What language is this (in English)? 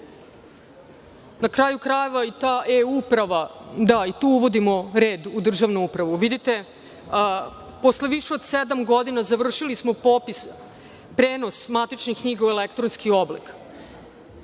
Serbian